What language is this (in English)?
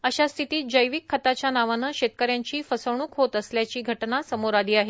Marathi